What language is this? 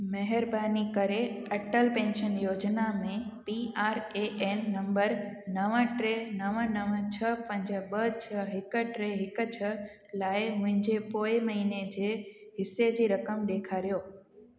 Sindhi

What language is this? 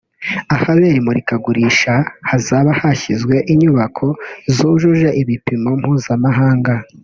Kinyarwanda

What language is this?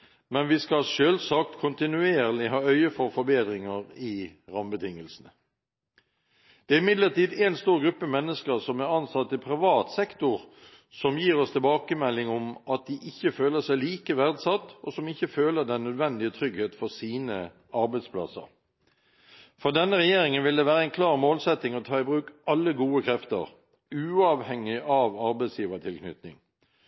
Norwegian Bokmål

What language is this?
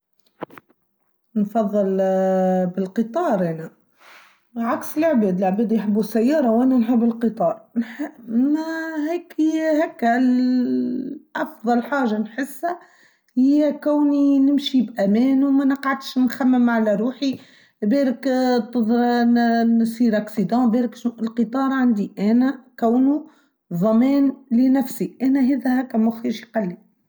Tunisian Arabic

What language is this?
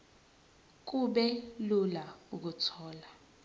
Zulu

